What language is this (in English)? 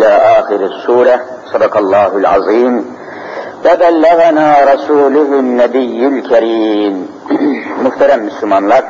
Turkish